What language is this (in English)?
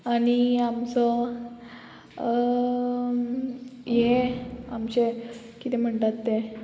Konkani